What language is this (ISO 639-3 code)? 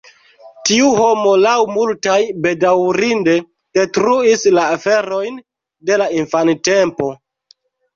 epo